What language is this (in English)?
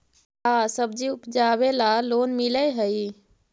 Magahi